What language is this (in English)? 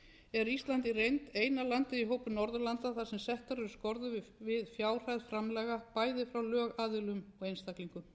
Icelandic